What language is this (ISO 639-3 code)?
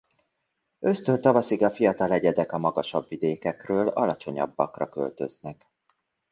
hun